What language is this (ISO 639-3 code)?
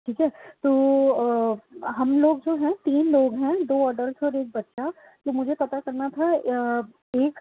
urd